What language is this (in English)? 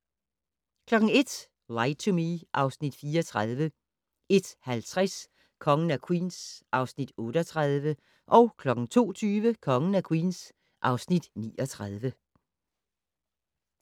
Danish